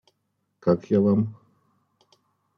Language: Russian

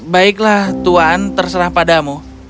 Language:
Indonesian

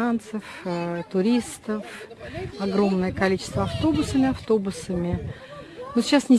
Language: Russian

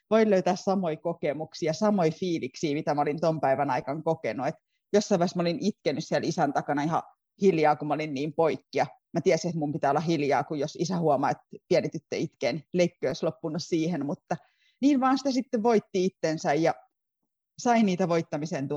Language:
Finnish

